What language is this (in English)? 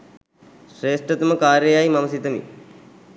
Sinhala